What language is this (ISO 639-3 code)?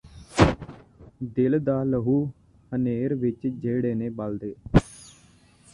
pan